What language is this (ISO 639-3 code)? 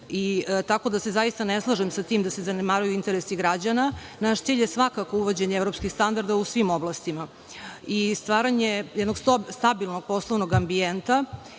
srp